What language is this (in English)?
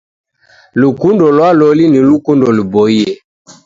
Taita